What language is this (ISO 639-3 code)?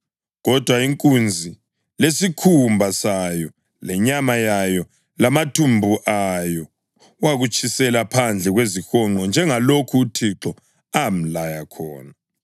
nde